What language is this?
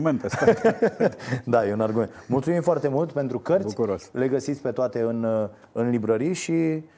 Romanian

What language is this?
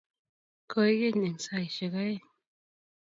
Kalenjin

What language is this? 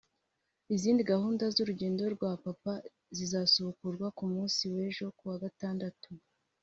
Kinyarwanda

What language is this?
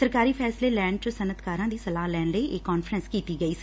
Punjabi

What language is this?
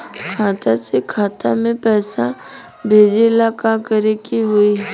Bhojpuri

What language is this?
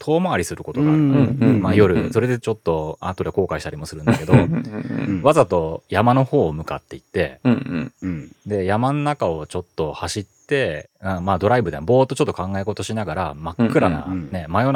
Japanese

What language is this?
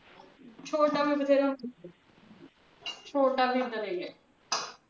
Punjabi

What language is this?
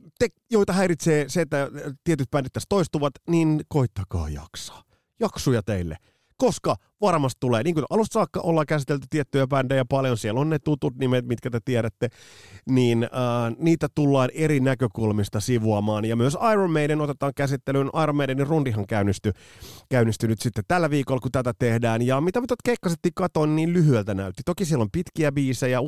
Finnish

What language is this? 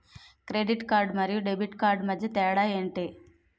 Telugu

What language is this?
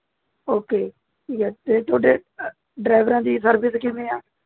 Punjabi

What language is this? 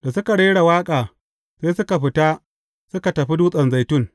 Hausa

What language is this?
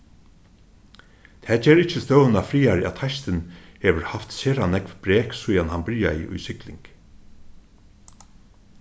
Faroese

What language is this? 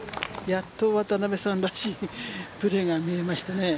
Japanese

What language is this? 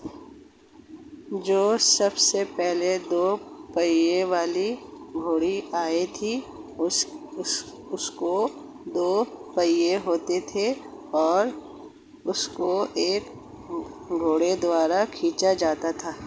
Hindi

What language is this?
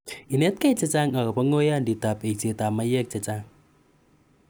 Kalenjin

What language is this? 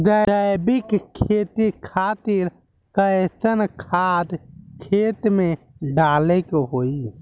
Bhojpuri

